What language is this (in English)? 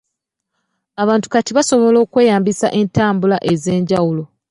Ganda